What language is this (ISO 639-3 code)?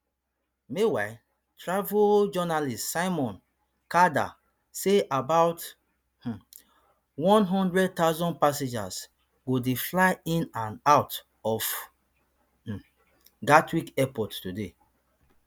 pcm